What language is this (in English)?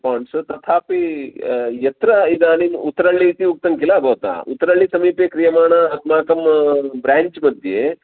Sanskrit